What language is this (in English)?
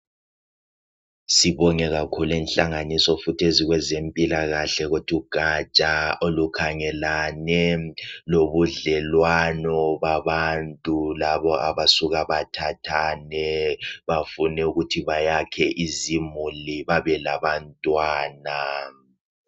North Ndebele